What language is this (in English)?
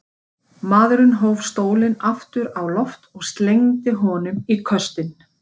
Icelandic